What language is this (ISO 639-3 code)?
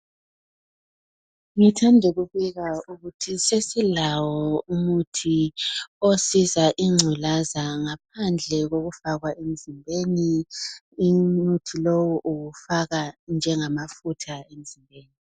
nde